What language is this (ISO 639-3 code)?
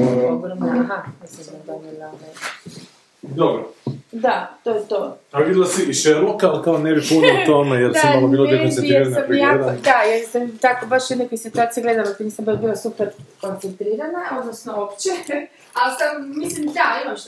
hrv